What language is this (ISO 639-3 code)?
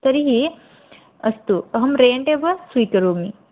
san